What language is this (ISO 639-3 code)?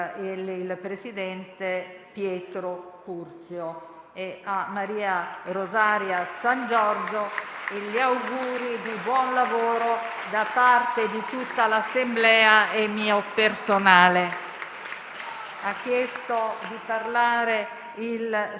ita